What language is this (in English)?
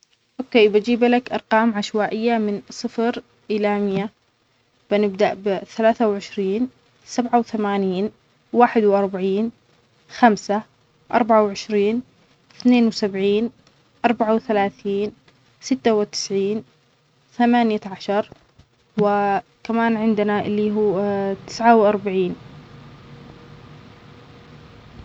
Omani Arabic